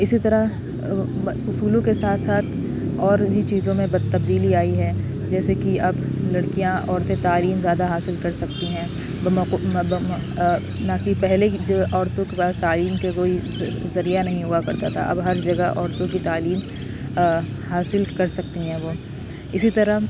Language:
Urdu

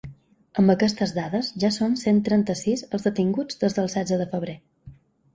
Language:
Catalan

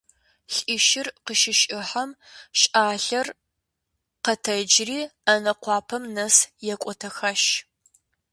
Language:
Kabardian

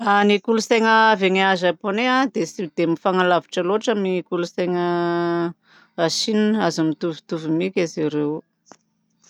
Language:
Southern Betsimisaraka Malagasy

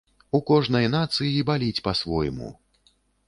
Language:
Belarusian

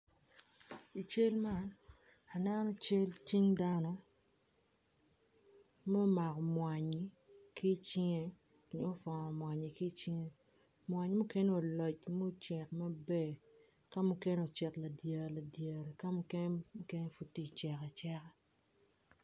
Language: Acoli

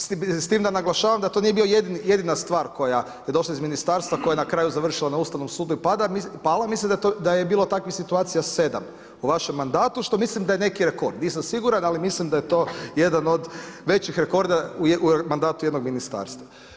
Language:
Croatian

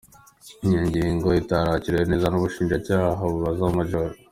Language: Kinyarwanda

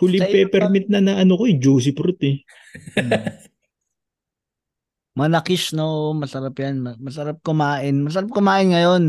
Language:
Filipino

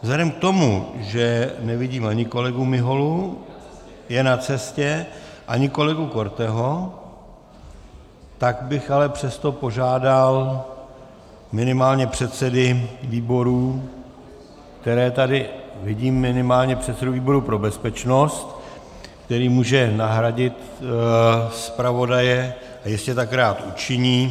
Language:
Czech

